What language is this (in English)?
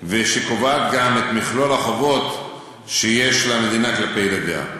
Hebrew